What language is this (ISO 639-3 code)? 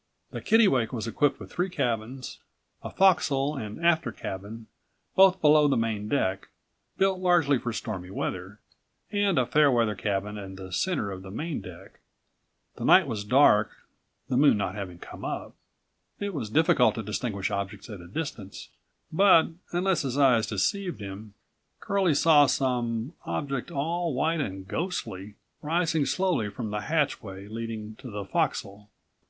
eng